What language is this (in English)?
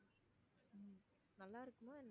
Tamil